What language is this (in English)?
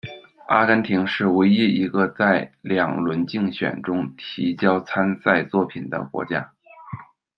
Chinese